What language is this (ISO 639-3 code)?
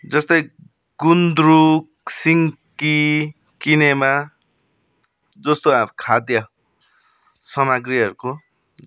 nep